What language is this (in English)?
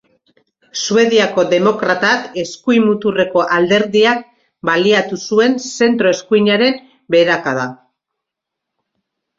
Basque